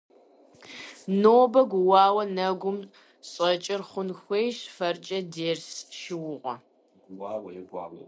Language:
Kabardian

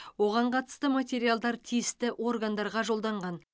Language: Kazakh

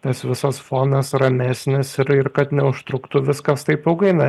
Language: Lithuanian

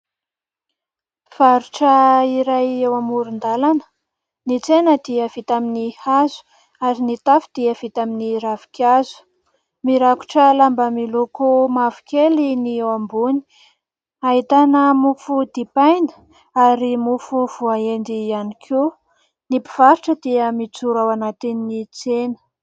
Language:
Malagasy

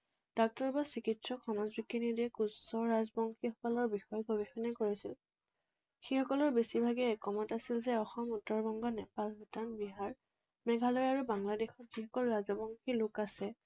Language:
Assamese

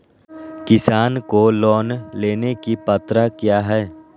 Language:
Magahi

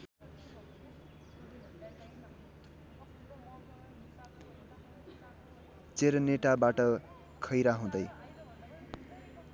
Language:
Nepali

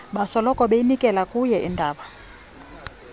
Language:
Xhosa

